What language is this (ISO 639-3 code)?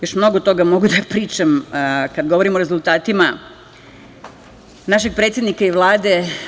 srp